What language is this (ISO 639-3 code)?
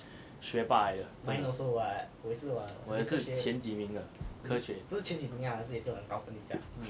eng